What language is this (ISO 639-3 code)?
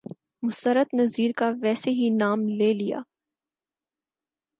urd